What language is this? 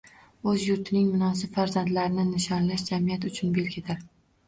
Uzbek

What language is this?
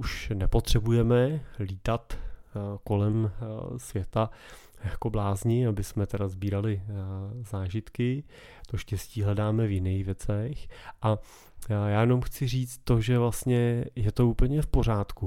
Czech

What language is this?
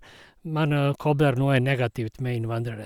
Norwegian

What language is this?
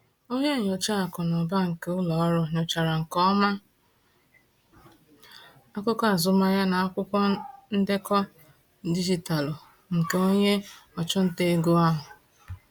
Igbo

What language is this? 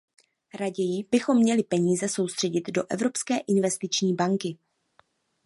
Czech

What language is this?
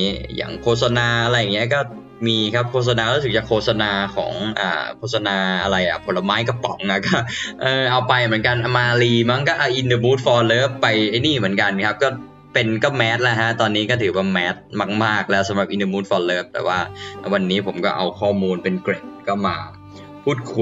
Thai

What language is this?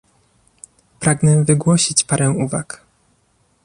Polish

